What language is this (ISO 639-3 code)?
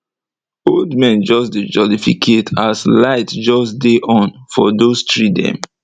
pcm